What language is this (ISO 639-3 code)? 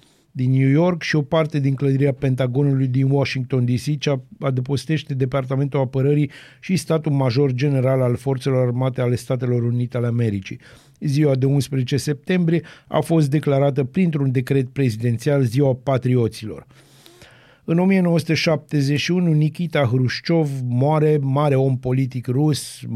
ron